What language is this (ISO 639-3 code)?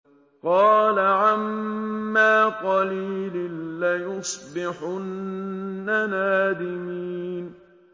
ara